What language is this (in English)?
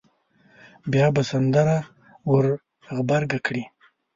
Pashto